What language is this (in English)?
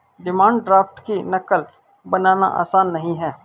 Hindi